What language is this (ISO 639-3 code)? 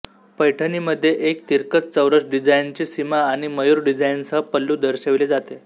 mar